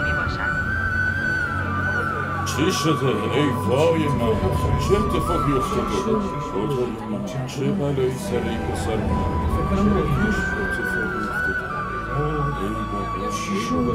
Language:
Persian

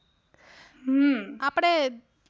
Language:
Gujarati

